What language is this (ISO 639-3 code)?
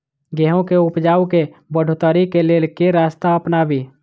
mai